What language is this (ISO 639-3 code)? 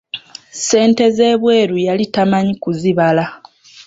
lug